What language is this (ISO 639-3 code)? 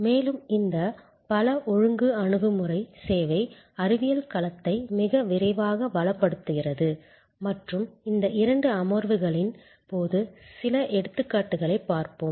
tam